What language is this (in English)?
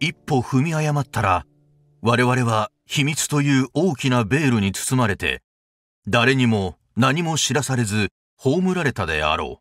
Japanese